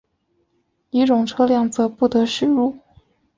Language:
Chinese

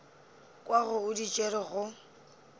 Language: Northern Sotho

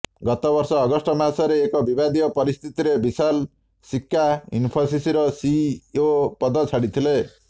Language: Odia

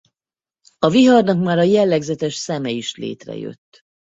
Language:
Hungarian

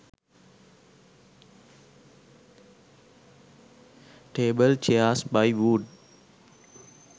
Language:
Sinhala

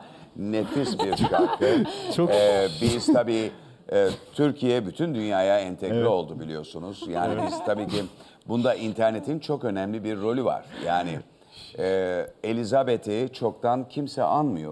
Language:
Turkish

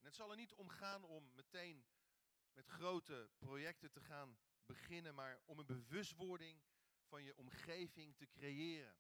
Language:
Dutch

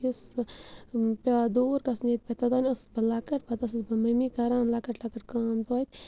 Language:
Kashmiri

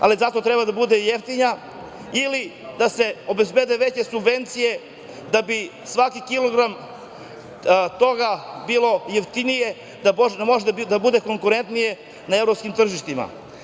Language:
Serbian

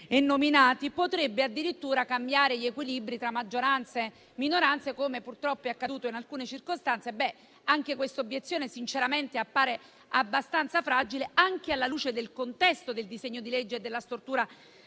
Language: Italian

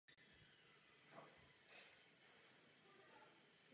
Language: Czech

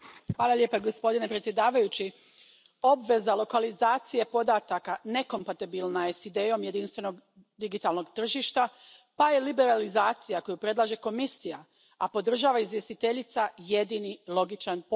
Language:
Croatian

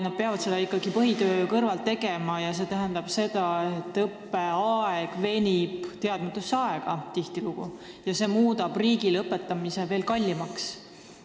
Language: Estonian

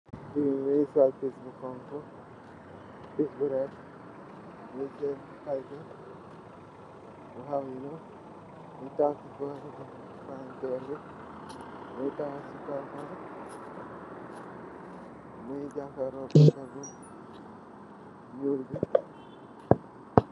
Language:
Wolof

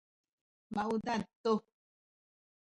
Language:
Sakizaya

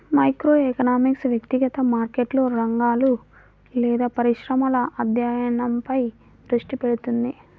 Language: Telugu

